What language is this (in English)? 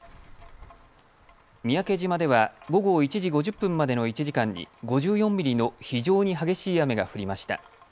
Japanese